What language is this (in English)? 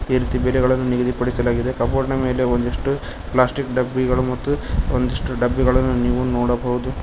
Kannada